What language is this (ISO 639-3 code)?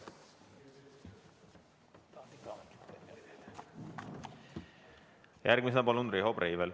est